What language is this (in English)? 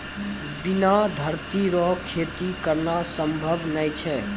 Maithili